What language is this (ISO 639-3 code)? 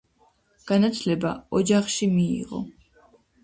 kat